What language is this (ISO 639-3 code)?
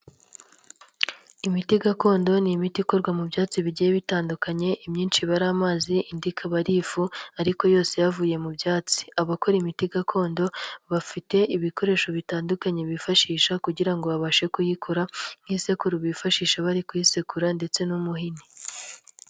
kin